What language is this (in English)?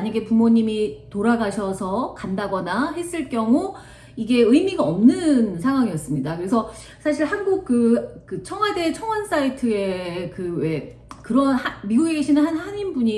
Korean